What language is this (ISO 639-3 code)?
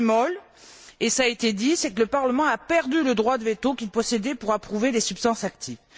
fra